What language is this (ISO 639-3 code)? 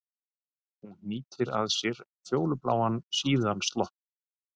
isl